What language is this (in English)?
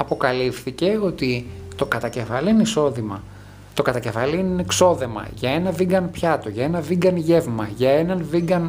Greek